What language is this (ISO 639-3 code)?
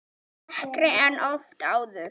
isl